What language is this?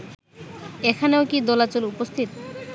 Bangla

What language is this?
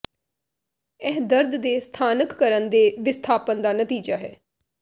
Punjabi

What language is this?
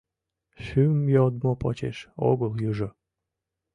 Mari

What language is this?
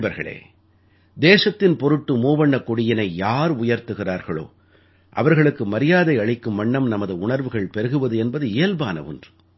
Tamil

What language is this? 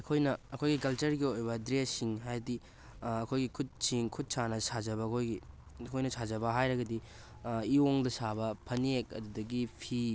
Manipuri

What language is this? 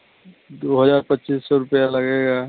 Hindi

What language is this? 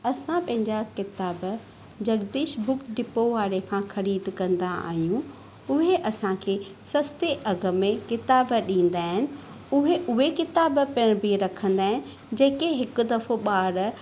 Sindhi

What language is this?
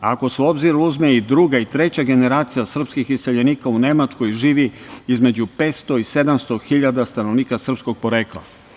Serbian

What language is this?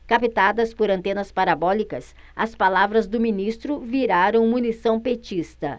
Portuguese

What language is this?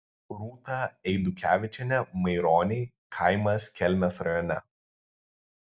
Lithuanian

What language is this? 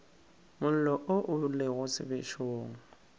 Northern Sotho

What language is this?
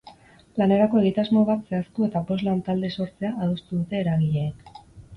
Basque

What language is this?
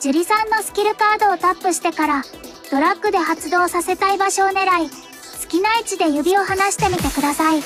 Japanese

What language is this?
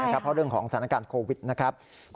Thai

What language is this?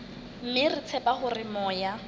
Southern Sotho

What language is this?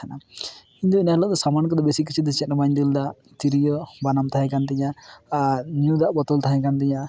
Santali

